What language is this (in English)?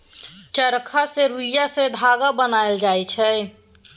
Maithili